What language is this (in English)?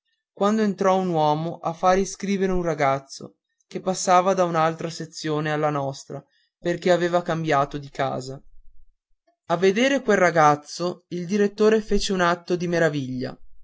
Italian